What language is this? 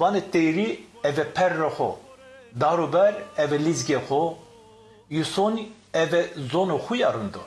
Turkish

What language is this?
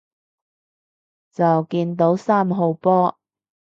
Cantonese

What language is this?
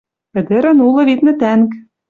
Western Mari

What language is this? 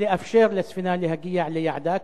Hebrew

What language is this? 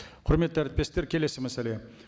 Kazakh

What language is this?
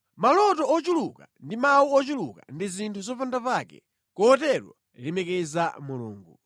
Nyanja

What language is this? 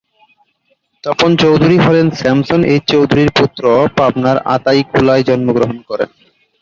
Bangla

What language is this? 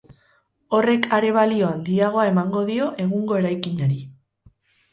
Basque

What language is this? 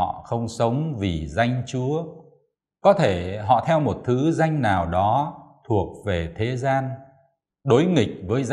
Vietnamese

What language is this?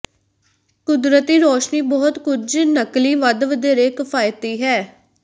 Punjabi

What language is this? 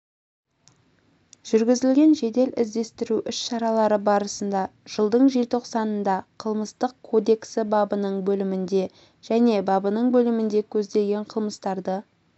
Kazakh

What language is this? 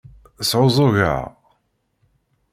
Kabyle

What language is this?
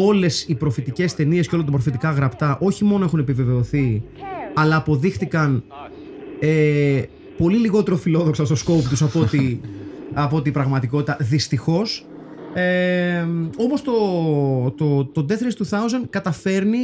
Greek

